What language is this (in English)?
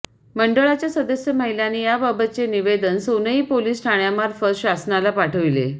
Marathi